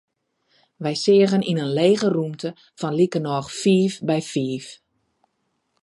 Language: Western Frisian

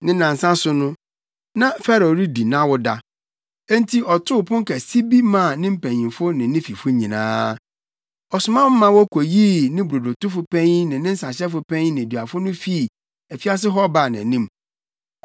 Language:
Akan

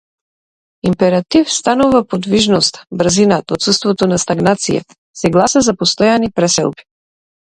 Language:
Macedonian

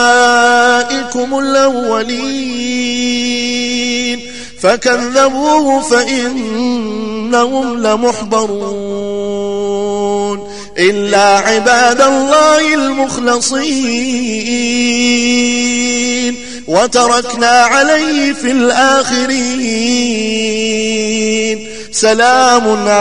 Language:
Arabic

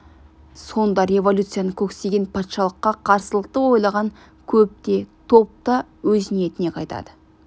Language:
Kazakh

